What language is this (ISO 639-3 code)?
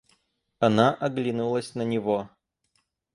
rus